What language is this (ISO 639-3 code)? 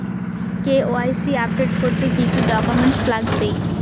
ben